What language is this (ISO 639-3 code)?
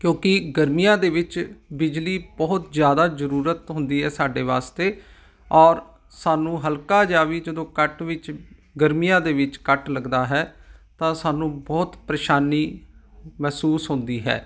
pan